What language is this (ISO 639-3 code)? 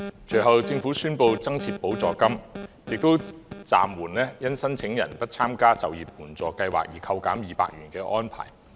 yue